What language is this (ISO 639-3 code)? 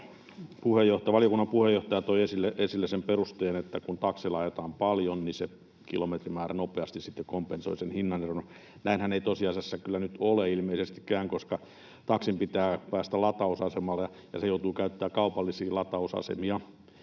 fin